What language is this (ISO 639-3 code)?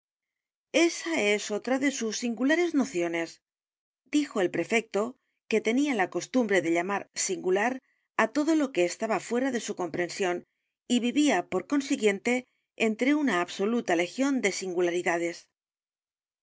spa